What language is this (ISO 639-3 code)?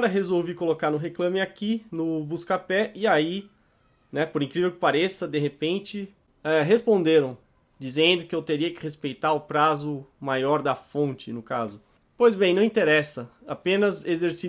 por